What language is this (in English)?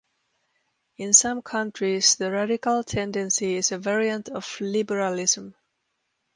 English